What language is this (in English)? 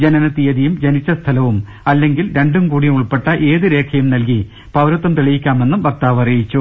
Malayalam